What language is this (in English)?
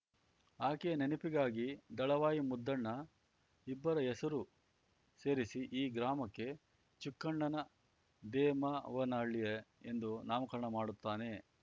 Kannada